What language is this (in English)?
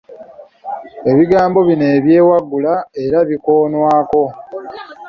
Ganda